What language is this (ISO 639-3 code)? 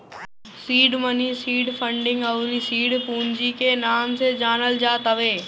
bho